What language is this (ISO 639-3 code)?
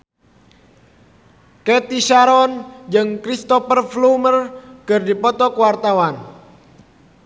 sun